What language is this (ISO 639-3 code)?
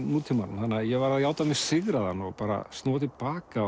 isl